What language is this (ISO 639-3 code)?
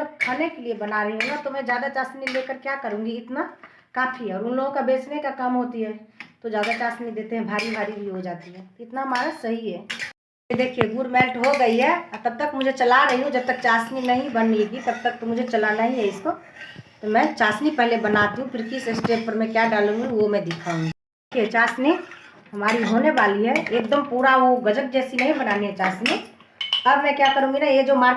hin